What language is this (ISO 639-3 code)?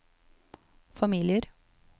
nor